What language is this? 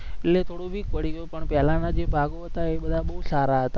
Gujarati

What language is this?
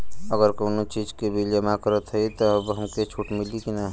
Bhojpuri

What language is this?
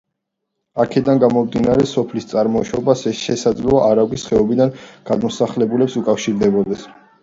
Georgian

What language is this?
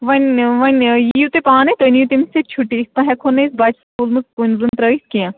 Kashmiri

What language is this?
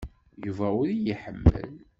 Kabyle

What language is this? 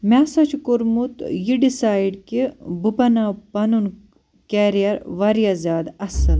Kashmiri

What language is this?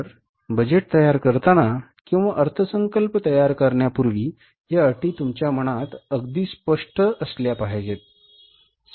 Marathi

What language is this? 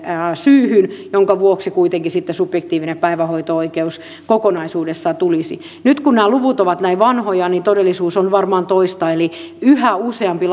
Finnish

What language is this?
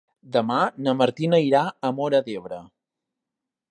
Catalan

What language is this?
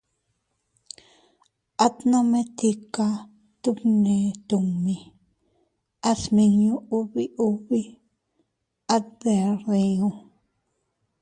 Teutila Cuicatec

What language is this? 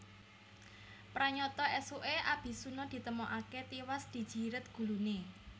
Javanese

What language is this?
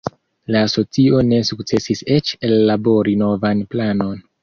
Esperanto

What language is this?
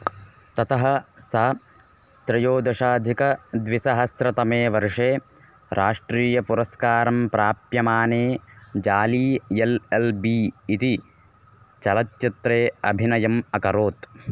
Sanskrit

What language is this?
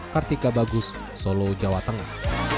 Indonesian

